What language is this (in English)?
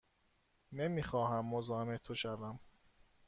Persian